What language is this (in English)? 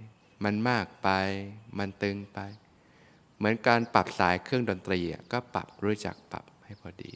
Thai